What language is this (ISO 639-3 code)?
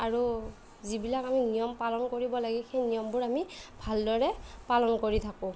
asm